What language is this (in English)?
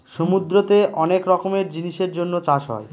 Bangla